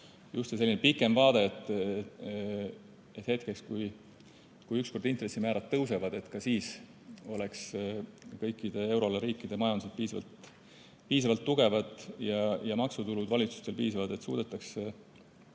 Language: Estonian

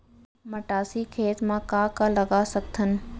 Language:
Chhattisgarhi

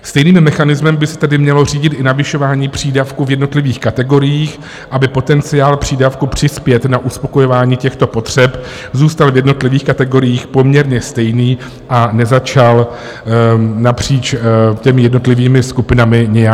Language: Czech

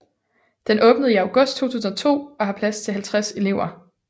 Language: Danish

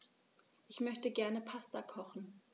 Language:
German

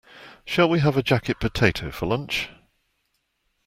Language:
English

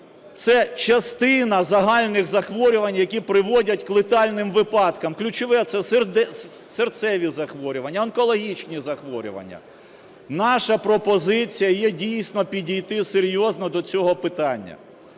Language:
Ukrainian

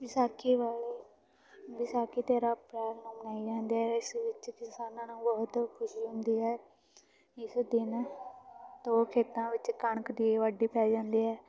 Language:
Punjabi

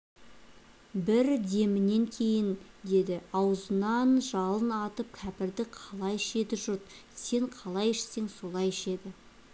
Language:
Kazakh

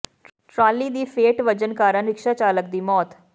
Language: Punjabi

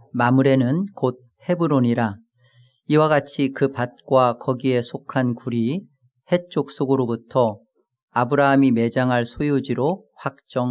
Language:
Korean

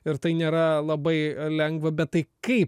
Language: Lithuanian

